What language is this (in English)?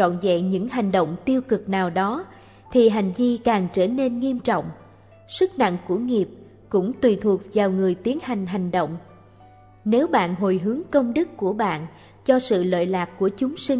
Vietnamese